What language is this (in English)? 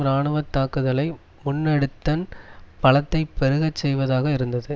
Tamil